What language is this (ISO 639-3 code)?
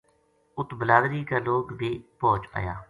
gju